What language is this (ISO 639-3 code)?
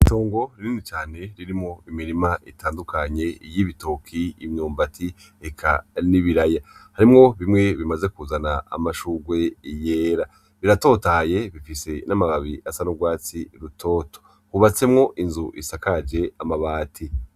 run